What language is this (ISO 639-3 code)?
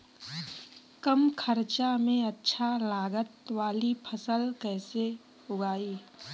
bho